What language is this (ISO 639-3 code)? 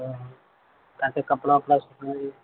urd